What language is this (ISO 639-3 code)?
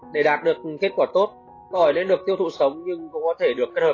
vie